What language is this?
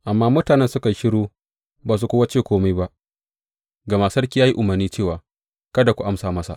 Hausa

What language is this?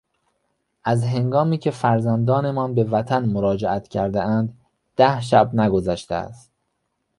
Persian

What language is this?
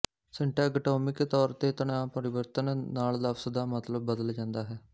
Punjabi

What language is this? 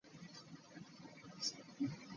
Ganda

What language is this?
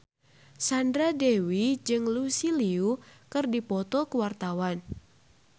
Sundanese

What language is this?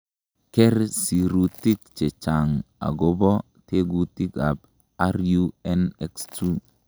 Kalenjin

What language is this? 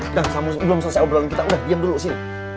Indonesian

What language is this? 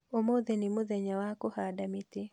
Kikuyu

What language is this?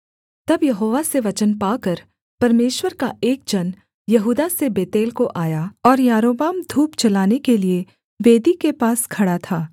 Hindi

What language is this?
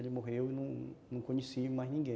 Portuguese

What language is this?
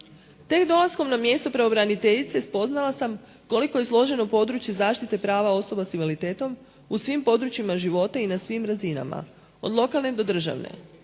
Croatian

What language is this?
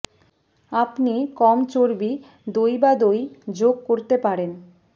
Bangla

